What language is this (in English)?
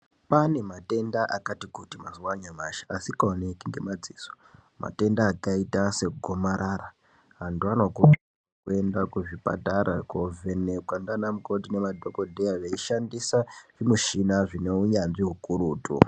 Ndau